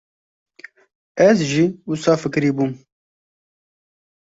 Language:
Kurdish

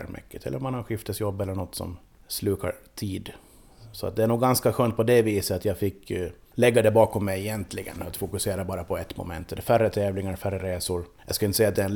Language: Swedish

